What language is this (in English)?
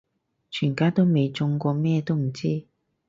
Cantonese